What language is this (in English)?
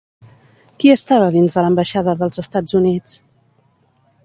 Catalan